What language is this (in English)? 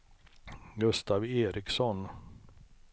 Swedish